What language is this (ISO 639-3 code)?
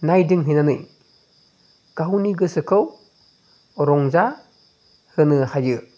brx